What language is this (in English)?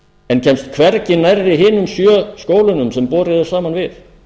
Icelandic